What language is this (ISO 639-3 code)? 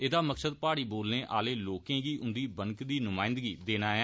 doi